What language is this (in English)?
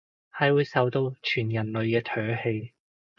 Cantonese